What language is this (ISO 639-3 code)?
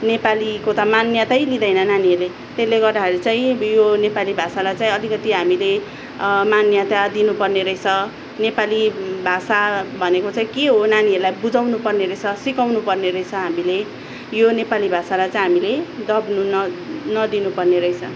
nep